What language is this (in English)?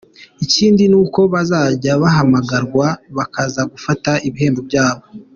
Kinyarwanda